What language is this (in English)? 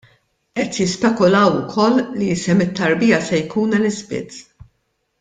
Maltese